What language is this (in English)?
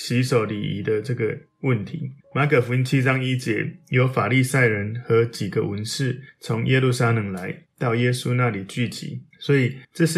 Chinese